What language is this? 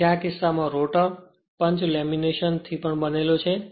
Gujarati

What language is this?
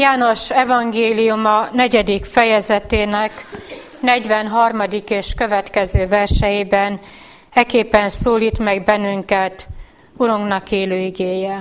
Hungarian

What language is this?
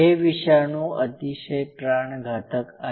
Marathi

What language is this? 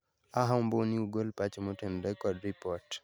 Luo (Kenya and Tanzania)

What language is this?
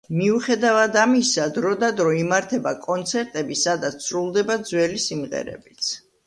Georgian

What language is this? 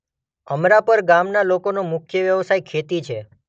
Gujarati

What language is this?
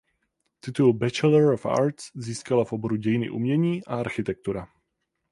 Czech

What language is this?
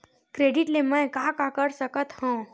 Chhattisgarhi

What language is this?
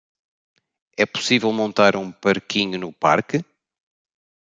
Portuguese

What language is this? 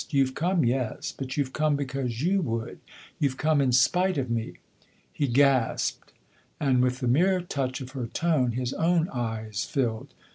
English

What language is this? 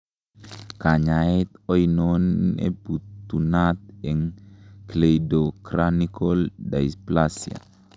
Kalenjin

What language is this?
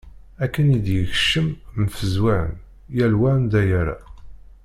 Kabyle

